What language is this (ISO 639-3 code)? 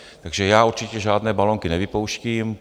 ces